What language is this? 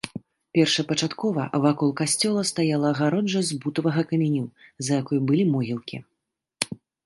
Belarusian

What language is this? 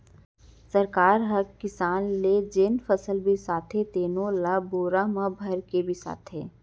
Chhattisgarhi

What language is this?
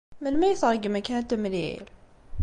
Kabyle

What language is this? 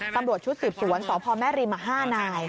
Thai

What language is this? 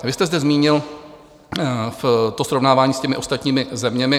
Czech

